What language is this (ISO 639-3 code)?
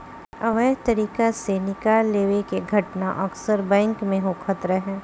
bho